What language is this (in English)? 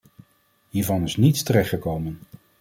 Dutch